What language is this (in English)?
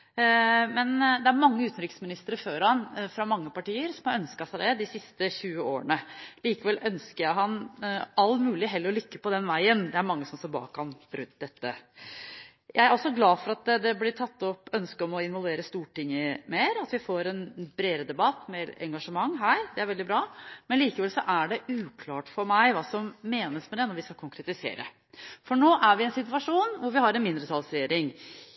Norwegian Bokmål